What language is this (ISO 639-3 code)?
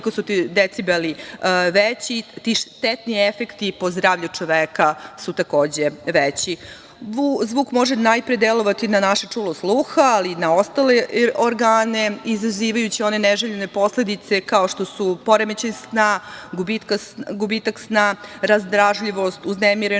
srp